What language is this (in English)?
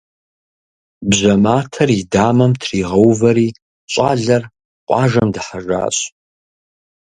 Kabardian